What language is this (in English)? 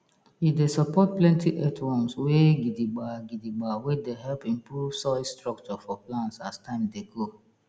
Nigerian Pidgin